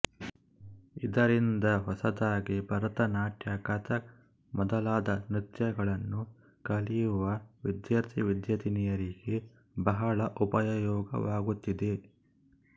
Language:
Kannada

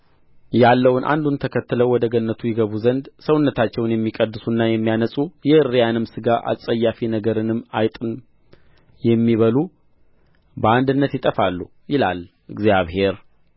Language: Amharic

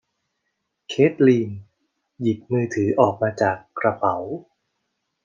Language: Thai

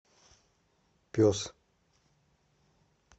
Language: Russian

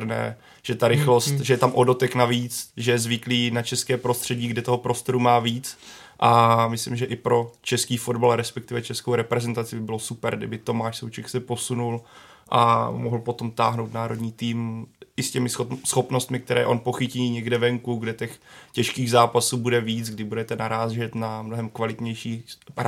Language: Czech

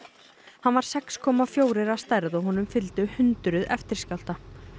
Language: Icelandic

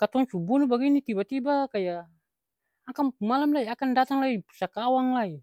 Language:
Ambonese Malay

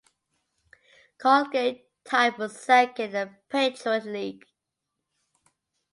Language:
English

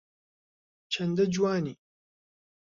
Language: Central Kurdish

